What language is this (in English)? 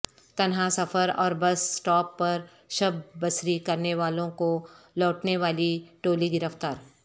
Urdu